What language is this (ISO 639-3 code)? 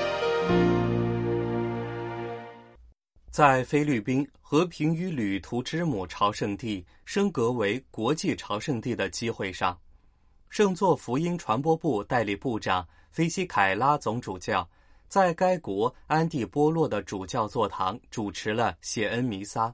zho